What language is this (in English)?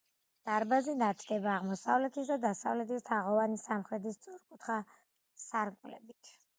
Georgian